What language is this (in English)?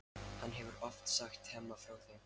Icelandic